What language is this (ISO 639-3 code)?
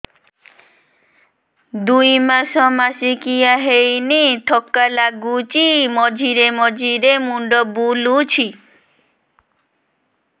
ori